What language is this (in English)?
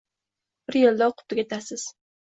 Uzbek